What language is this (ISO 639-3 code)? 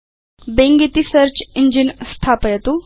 san